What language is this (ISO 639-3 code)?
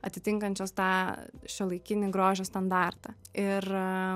lit